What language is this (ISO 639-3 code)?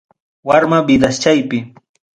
quy